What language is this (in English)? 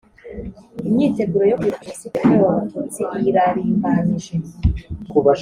Kinyarwanda